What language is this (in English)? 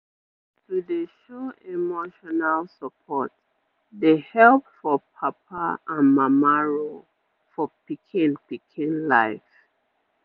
Nigerian Pidgin